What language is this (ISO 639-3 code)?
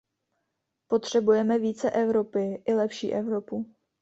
ces